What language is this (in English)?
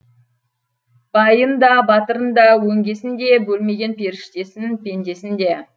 Kazakh